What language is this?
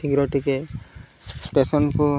Odia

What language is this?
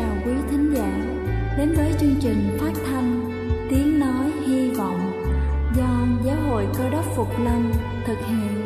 Vietnamese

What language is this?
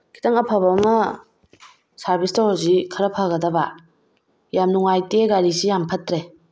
Manipuri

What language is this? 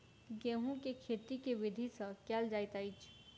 Maithili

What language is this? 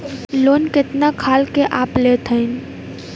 Bhojpuri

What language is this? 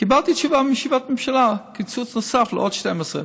Hebrew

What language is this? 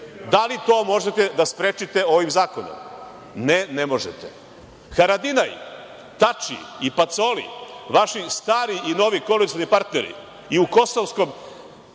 Serbian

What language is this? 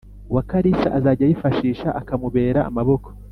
Kinyarwanda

